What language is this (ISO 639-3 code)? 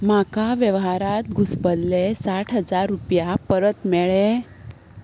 kok